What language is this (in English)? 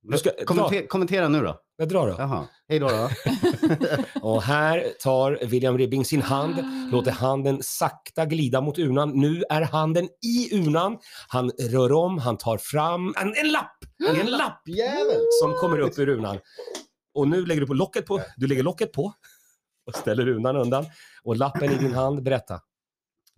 Swedish